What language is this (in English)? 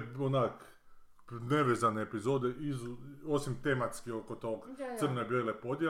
Croatian